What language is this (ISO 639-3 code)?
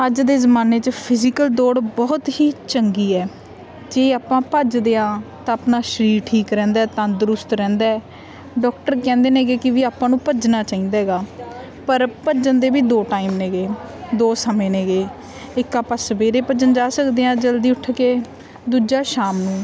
pan